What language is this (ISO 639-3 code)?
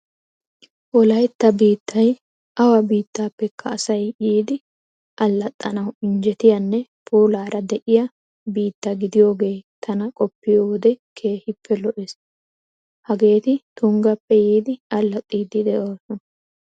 wal